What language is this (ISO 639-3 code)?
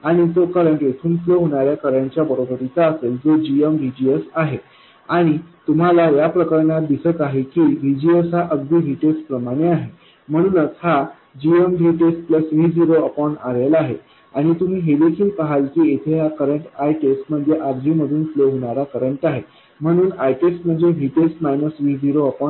mar